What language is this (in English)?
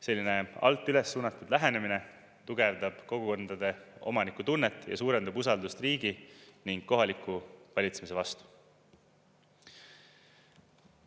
Estonian